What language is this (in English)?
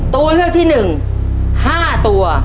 Thai